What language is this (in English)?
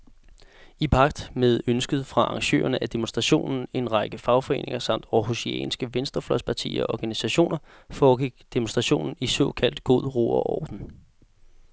Danish